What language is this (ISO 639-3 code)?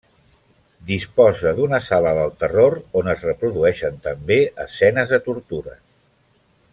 cat